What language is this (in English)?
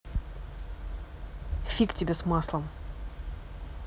Russian